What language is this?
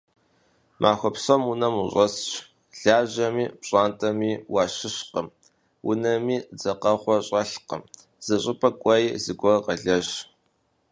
Kabardian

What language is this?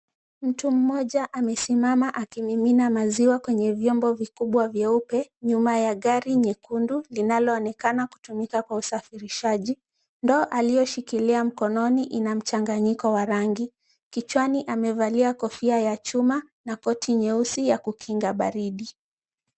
Swahili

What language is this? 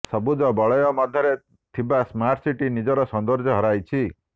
Odia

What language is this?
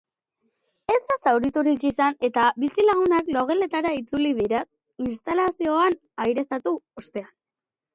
Basque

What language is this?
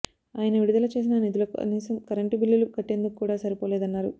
Telugu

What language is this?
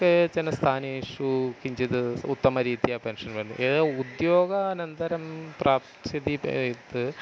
Sanskrit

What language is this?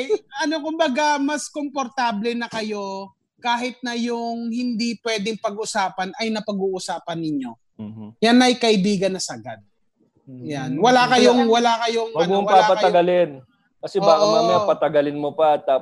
Filipino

